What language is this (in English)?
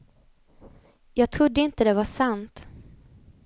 Swedish